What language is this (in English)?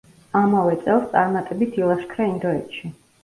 Georgian